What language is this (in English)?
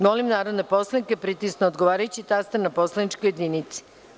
Serbian